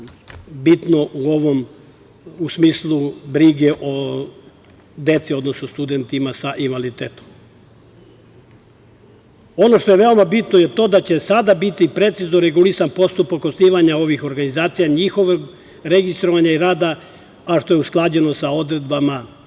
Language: Serbian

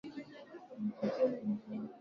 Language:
Swahili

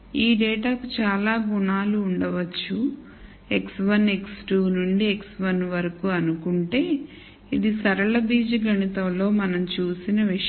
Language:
Telugu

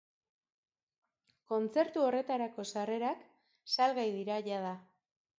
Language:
Basque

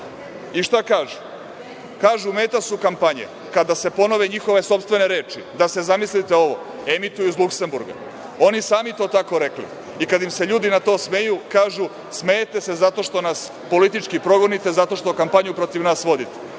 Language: Serbian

